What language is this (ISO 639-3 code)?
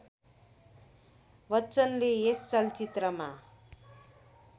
nep